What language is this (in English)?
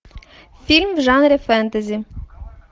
Russian